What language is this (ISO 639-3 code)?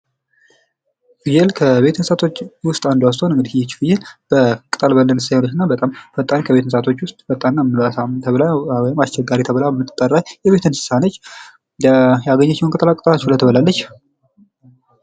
amh